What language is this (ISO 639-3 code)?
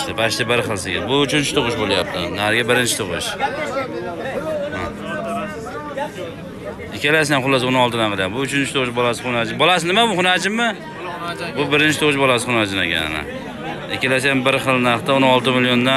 tur